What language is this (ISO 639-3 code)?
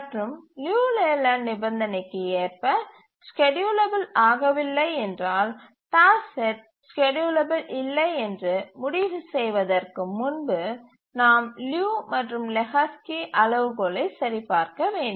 tam